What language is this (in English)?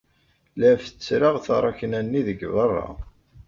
Kabyle